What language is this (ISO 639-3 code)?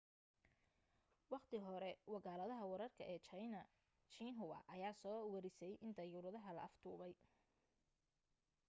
som